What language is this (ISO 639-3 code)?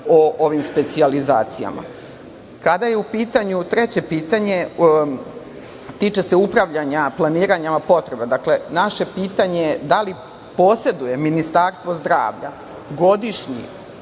srp